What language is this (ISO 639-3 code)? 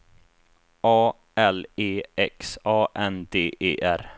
swe